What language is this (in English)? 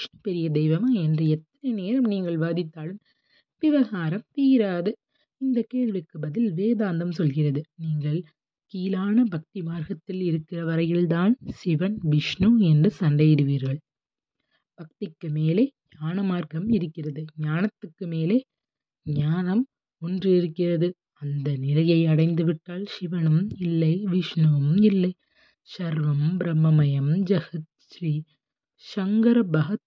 Tamil